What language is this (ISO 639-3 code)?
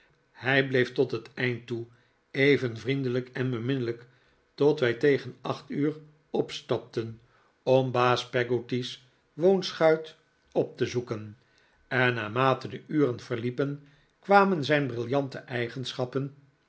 nld